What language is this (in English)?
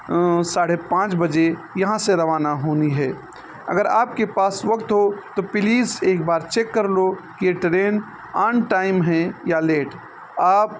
Urdu